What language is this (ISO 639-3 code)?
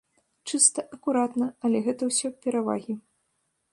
bel